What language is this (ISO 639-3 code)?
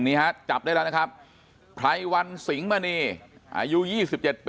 tha